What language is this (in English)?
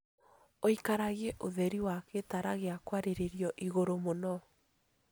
Kikuyu